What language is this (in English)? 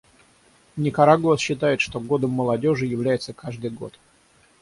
Russian